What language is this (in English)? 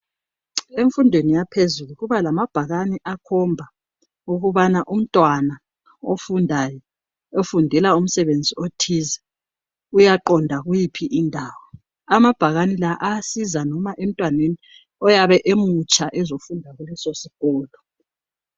North Ndebele